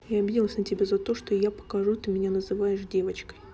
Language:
Russian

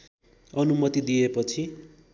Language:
Nepali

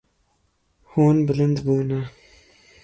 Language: Kurdish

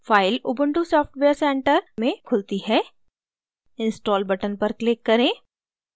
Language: Hindi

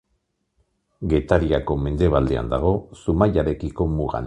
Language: Basque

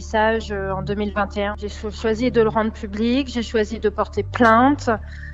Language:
French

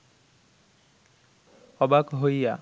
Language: Bangla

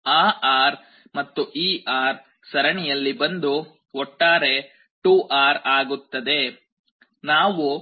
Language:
Kannada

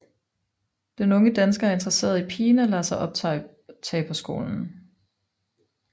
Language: Danish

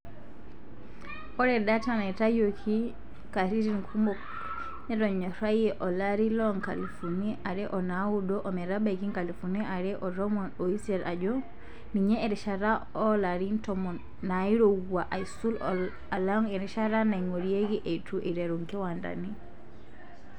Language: Masai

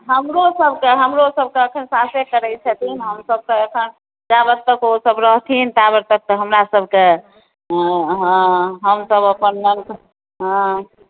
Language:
Maithili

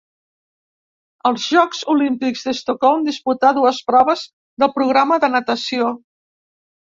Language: Catalan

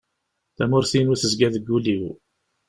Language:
Kabyle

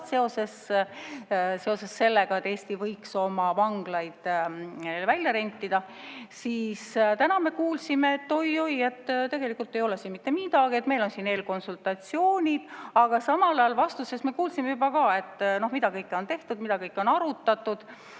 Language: Estonian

